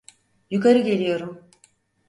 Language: Turkish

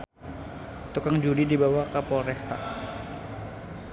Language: Sundanese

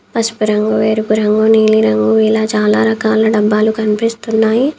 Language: Telugu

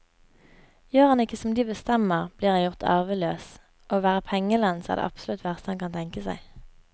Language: Norwegian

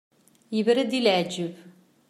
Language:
Kabyle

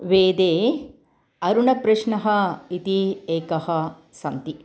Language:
Sanskrit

